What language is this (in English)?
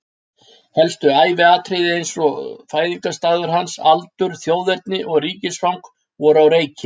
Icelandic